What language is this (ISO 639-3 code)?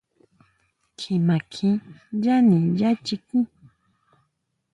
mau